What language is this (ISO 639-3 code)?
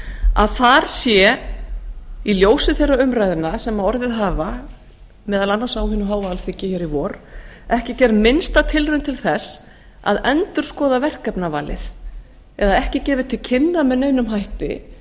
isl